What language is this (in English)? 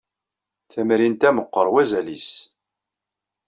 Kabyle